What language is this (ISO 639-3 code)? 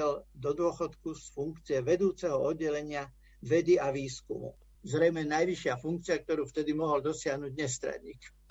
slk